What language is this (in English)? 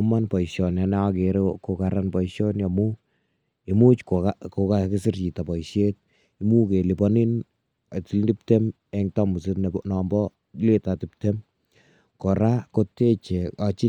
Kalenjin